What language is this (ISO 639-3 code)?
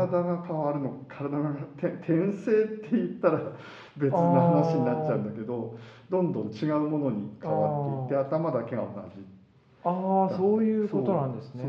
jpn